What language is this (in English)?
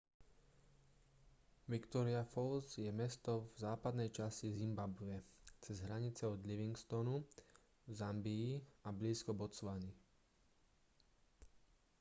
Slovak